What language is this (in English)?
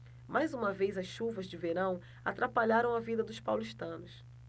Portuguese